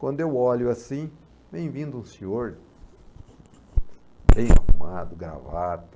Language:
Portuguese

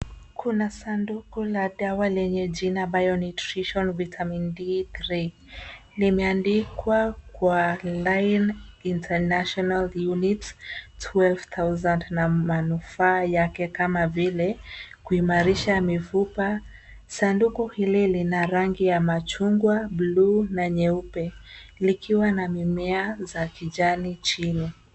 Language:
Swahili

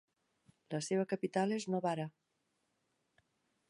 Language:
Catalan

